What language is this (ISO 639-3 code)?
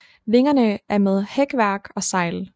dan